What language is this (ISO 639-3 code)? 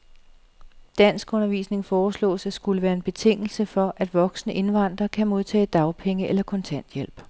dan